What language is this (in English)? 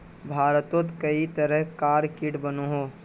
Magahi